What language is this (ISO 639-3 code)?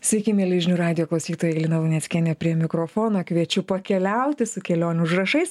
lit